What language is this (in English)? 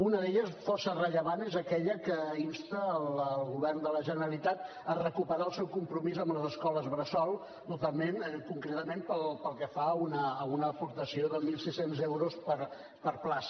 Catalan